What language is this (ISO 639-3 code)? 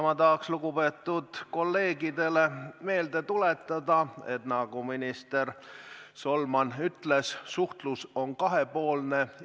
est